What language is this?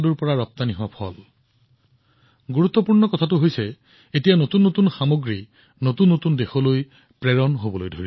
Assamese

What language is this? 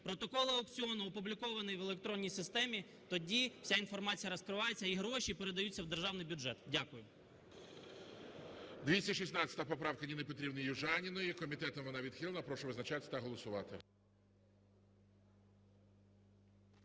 Ukrainian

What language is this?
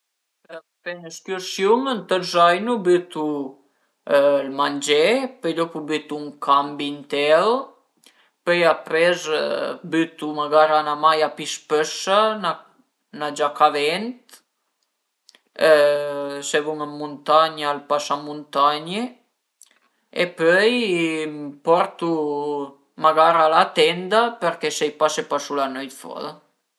Piedmontese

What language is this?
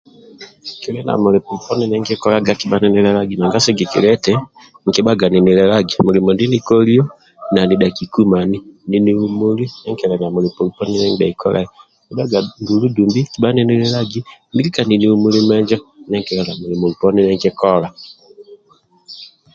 Amba (Uganda)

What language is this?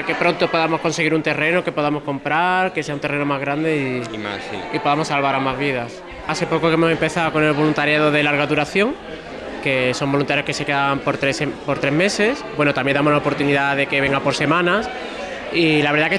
Spanish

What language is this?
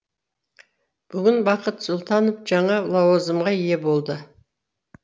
Kazakh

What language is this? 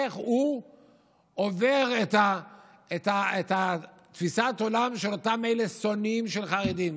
Hebrew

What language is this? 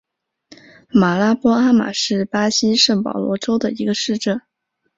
Chinese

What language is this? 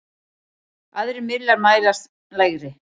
Icelandic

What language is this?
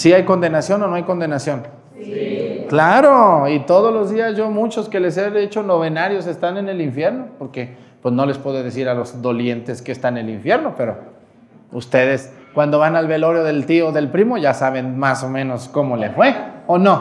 Spanish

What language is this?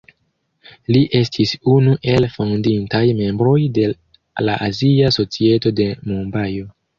Esperanto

